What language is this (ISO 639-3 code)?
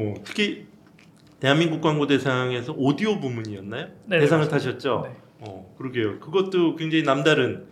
kor